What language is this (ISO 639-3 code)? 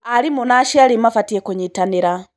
kik